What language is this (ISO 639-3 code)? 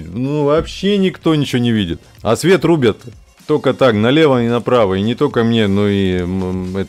rus